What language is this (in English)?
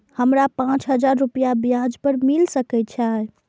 Maithili